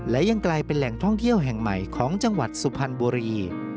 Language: Thai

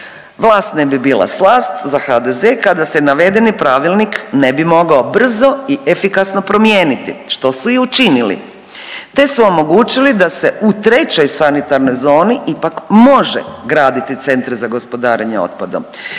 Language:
Croatian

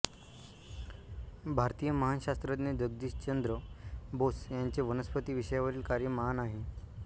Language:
Marathi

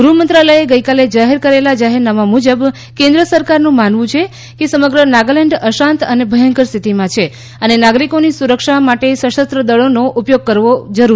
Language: Gujarati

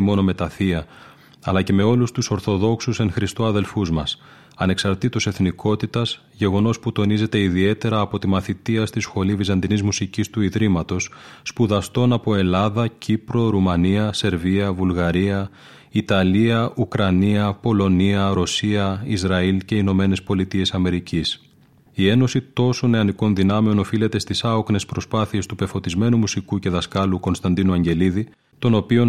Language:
Greek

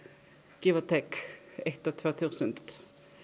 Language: Icelandic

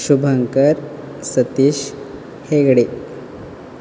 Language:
Konkani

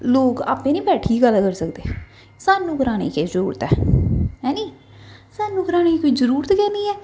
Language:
Dogri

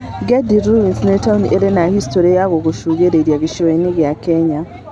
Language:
Kikuyu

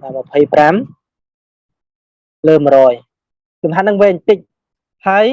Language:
Vietnamese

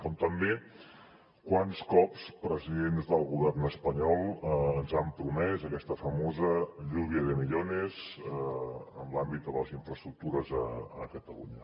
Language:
Catalan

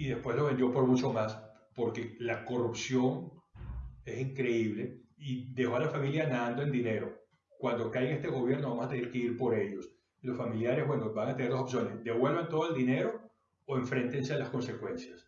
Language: Spanish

